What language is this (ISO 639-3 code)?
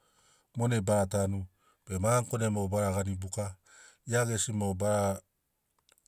snc